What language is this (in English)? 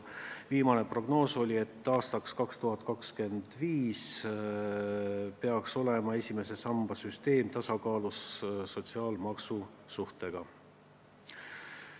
Estonian